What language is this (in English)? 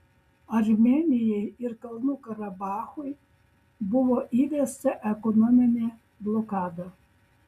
Lithuanian